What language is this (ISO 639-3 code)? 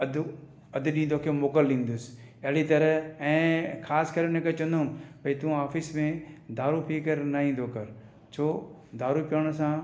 snd